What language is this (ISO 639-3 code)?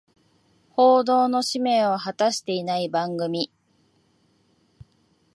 jpn